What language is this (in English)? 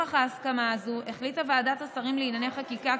Hebrew